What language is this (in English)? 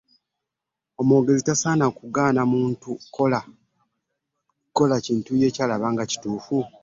Ganda